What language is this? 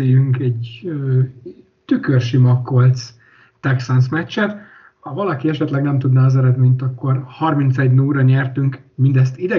Hungarian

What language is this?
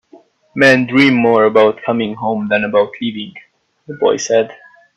English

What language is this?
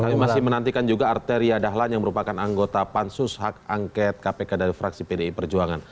Indonesian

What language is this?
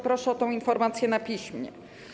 Polish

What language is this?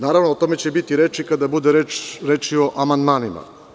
Serbian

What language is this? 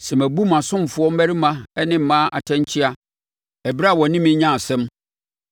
Akan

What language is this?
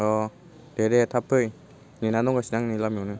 Bodo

